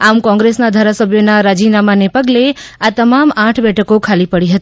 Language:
Gujarati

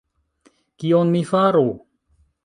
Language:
Esperanto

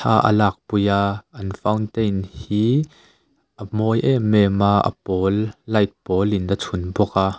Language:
Mizo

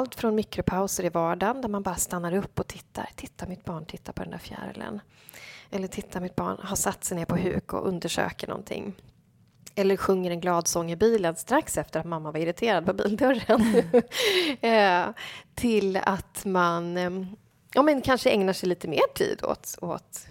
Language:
Swedish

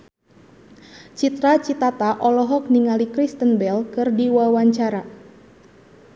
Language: Sundanese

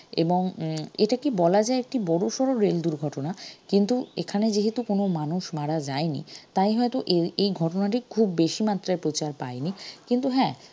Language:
Bangla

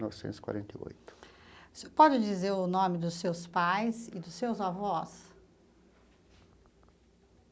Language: Portuguese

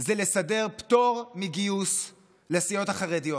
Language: Hebrew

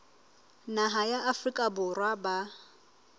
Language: Southern Sotho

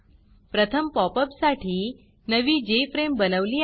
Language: Marathi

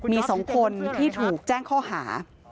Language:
Thai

